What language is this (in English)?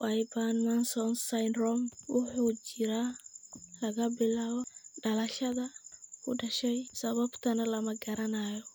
Somali